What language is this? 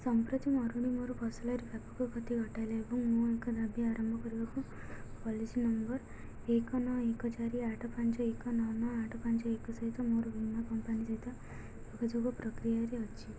Odia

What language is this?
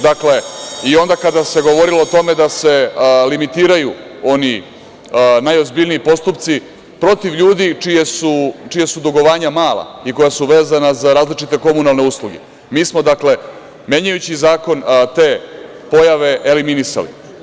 Serbian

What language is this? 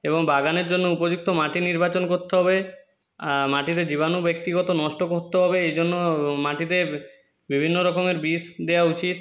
Bangla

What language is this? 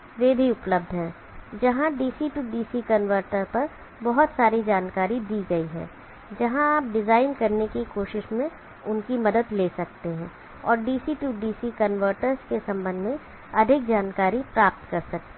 Hindi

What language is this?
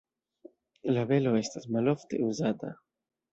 Esperanto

